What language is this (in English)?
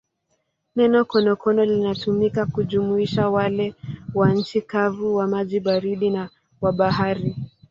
Swahili